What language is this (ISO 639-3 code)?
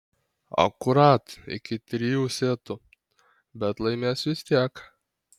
lit